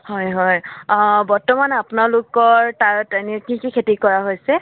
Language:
Assamese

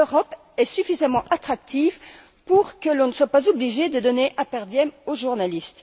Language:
French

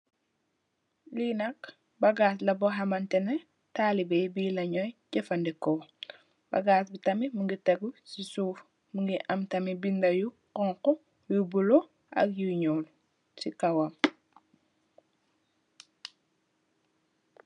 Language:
Wolof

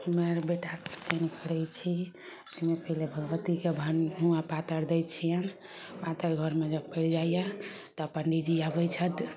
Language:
Maithili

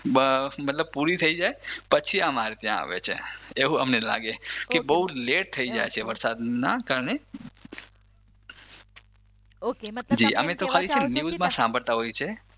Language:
Gujarati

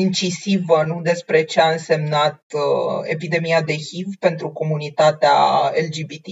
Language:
Romanian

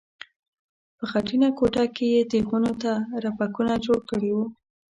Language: Pashto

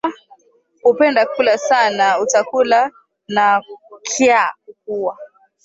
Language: Swahili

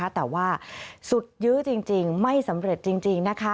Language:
Thai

